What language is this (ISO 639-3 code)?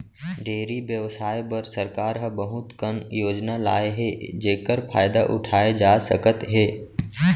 hne